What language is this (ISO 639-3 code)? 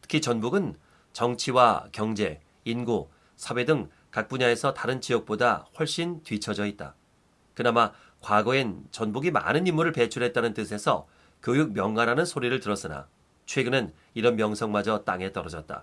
kor